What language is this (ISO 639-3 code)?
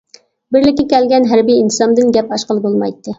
uig